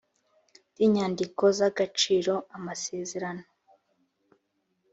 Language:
Kinyarwanda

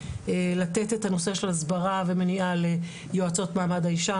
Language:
Hebrew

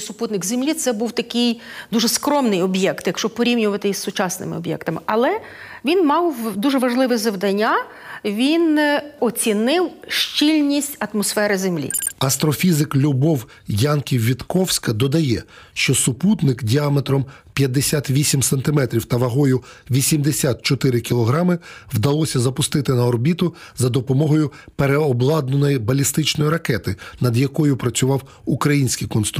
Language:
Ukrainian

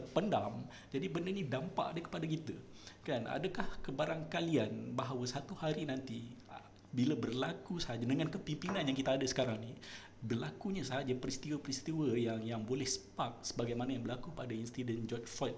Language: Malay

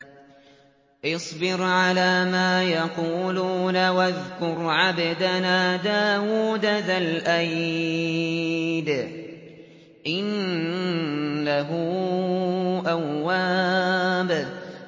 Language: Arabic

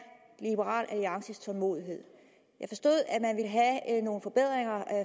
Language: Danish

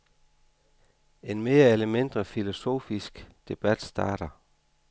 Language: Danish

